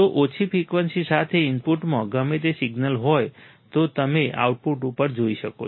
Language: Gujarati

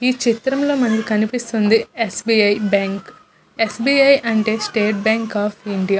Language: Telugu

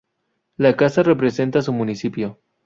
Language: Spanish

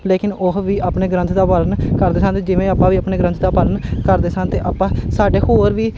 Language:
Punjabi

